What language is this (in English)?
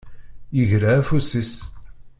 Kabyle